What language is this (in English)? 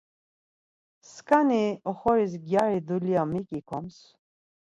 Laz